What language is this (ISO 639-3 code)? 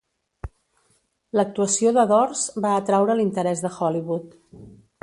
cat